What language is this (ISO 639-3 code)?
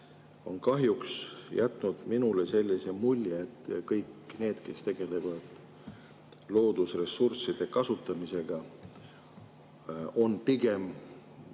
est